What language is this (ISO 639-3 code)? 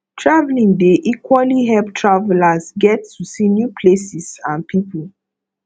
pcm